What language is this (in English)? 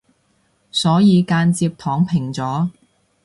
Cantonese